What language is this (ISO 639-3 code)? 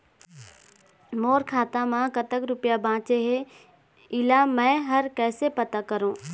hne